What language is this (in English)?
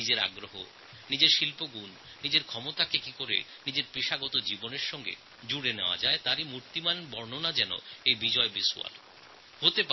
Bangla